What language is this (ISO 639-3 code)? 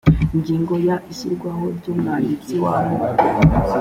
kin